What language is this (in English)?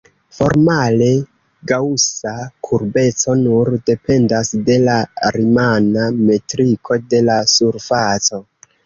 Esperanto